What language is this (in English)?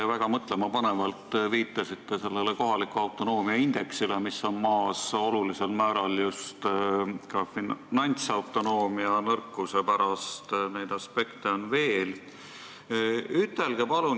Estonian